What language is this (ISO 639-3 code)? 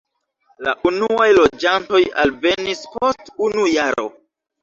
epo